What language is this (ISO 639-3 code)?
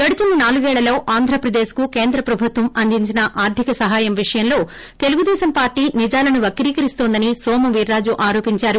tel